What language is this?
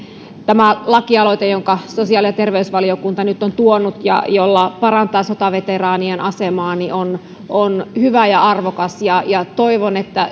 Finnish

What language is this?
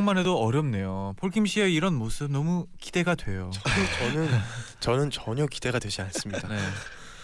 Korean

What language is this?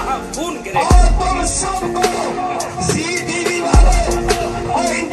Romanian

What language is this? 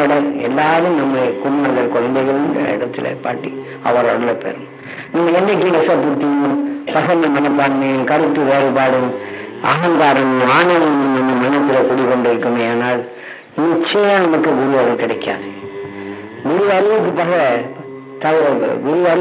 Indonesian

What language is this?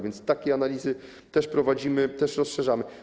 Polish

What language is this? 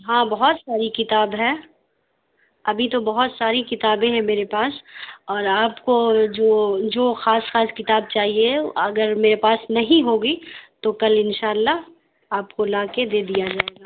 Urdu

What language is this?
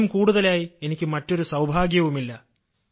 Malayalam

